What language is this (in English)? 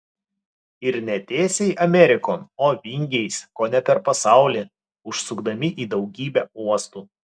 Lithuanian